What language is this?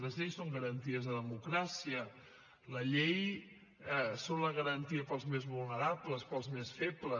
Catalan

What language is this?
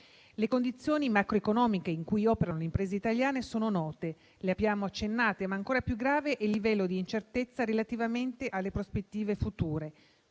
Italian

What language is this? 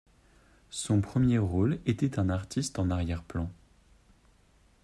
French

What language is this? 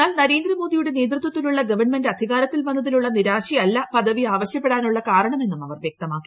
Malayalam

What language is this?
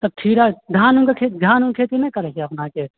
Maithili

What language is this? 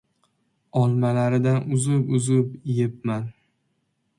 Uzbek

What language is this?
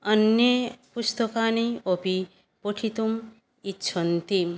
Sanskrit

